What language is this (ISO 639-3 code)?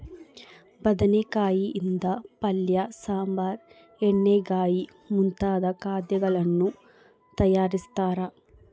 kan